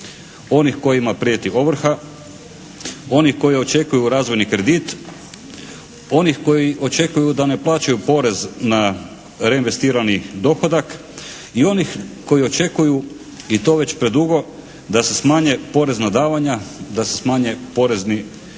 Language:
Croatian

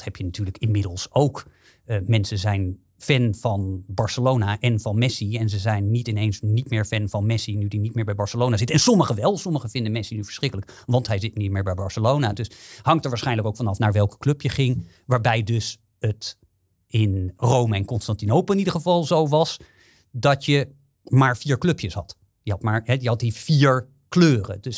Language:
Dutch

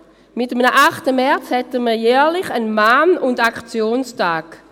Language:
Swiss German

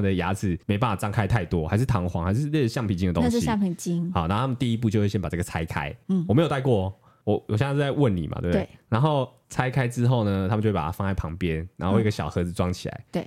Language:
Chinese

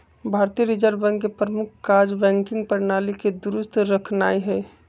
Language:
Magahi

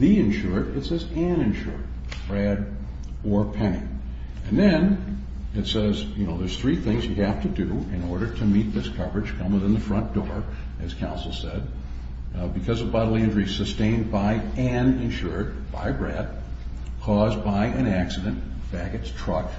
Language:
English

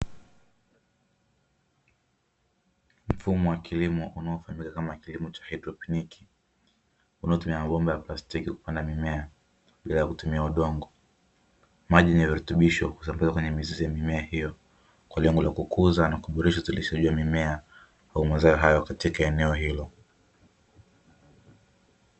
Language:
Swahili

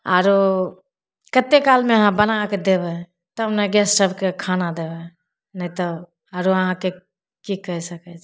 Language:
Maithili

